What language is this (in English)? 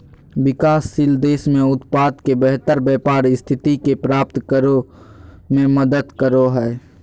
Magahi